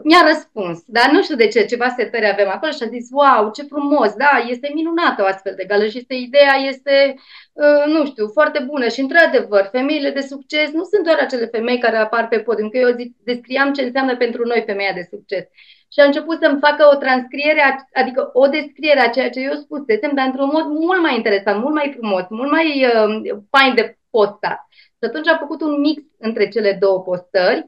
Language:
Romanian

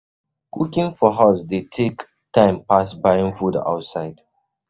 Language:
Nigerian Pidgin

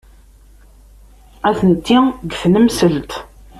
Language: Kabyle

